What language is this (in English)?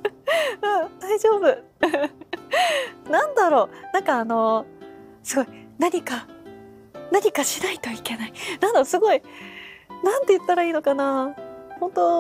Japanese